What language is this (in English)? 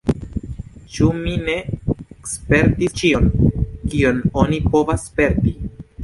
Esperanto